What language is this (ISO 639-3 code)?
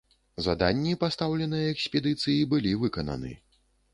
bel